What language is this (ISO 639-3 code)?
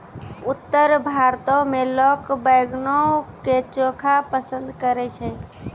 mai